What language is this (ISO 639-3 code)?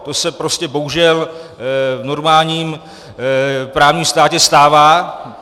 ces